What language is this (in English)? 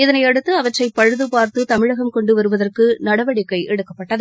Tamil